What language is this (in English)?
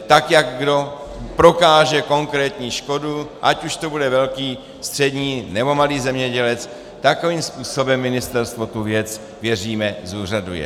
Czech